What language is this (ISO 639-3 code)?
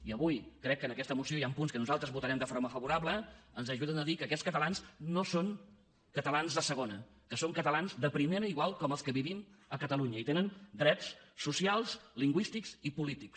cat